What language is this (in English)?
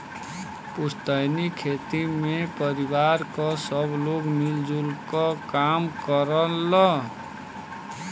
Bhojpuri